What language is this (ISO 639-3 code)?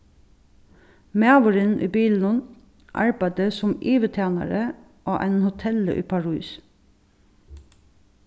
fao